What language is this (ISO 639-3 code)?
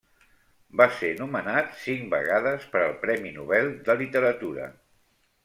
cat